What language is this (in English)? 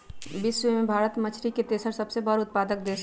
Magahi